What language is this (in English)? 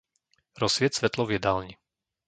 Slovak